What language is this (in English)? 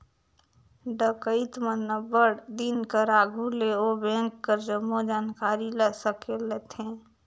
Chhattisgarhi